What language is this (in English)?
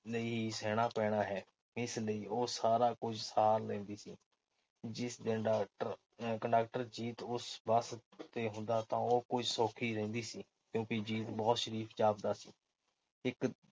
Punjabi